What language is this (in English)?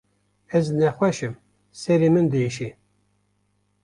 Kurdish